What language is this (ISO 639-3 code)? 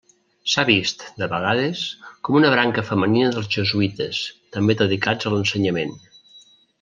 cat